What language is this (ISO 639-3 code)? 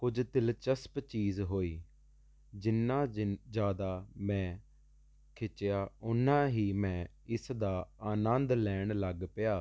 pan